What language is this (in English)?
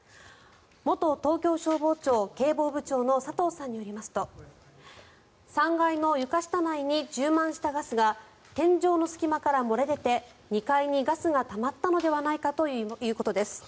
Japanese